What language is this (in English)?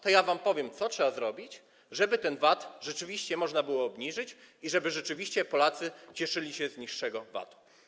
Polish